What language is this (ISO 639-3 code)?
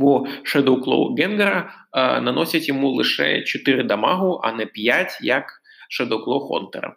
ukr